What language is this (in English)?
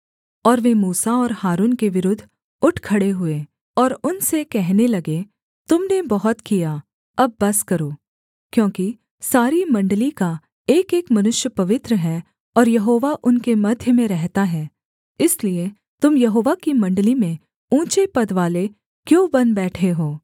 Hindi